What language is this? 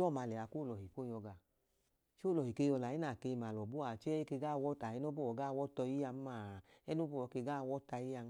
Idoma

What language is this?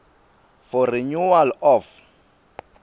Swati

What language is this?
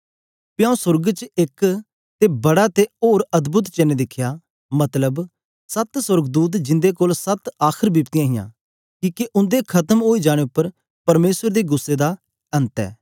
Dogri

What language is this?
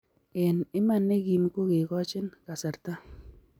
Kalenjin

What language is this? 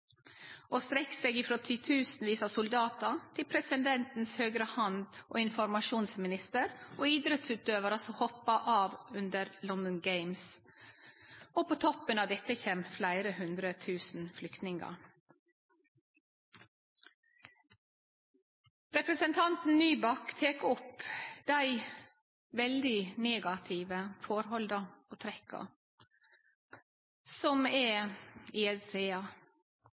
Norwegian Nynorsk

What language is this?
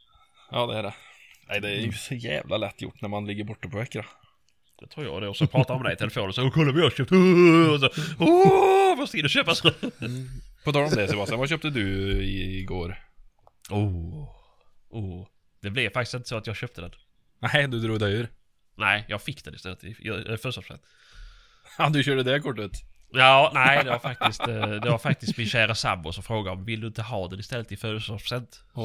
Swedish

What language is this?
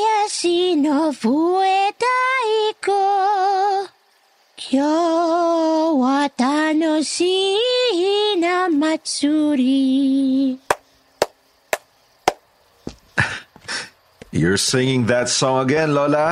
Filipino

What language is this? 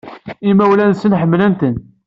Kabyle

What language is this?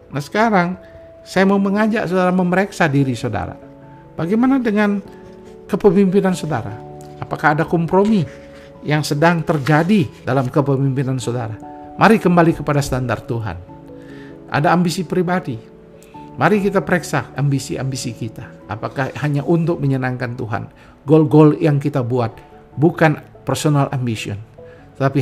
Indonesian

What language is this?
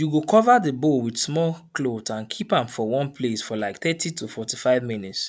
Nigerian Pidgin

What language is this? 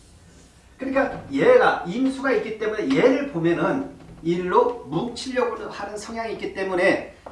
Korean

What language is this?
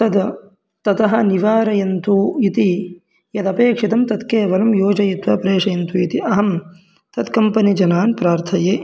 Sanskrit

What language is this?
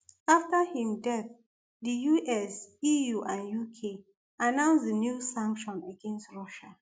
Nigerian Pidgin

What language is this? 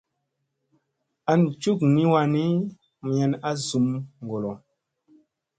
Musey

